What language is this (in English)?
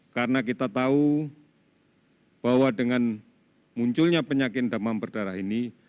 Indonesian